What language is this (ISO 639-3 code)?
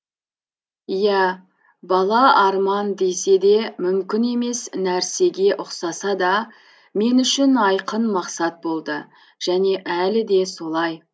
kaz